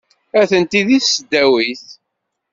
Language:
Kabyle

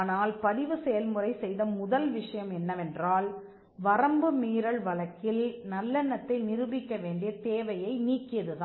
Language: Tamil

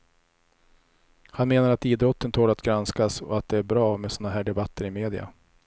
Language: Swedish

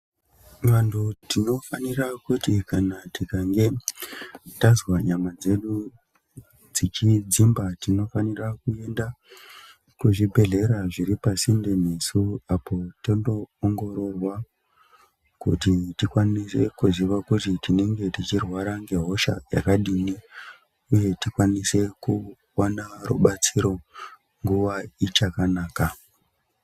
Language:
Ndau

